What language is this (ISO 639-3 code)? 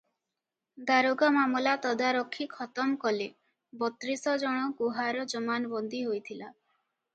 ori